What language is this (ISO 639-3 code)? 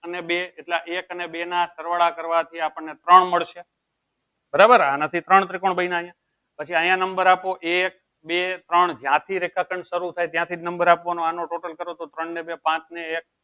guj